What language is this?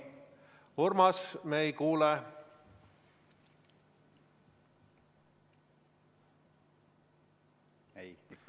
Estonian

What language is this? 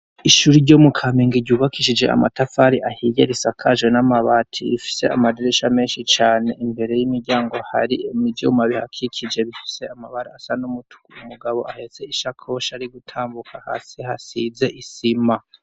Rundi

